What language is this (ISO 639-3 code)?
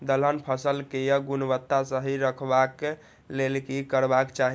mai